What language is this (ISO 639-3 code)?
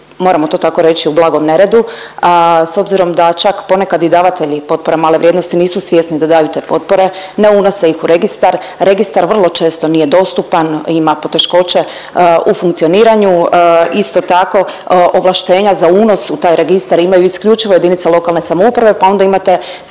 hrv